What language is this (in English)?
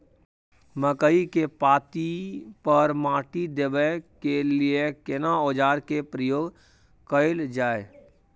Maithili